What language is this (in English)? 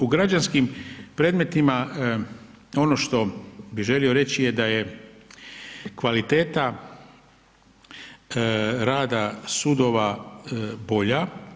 Croatian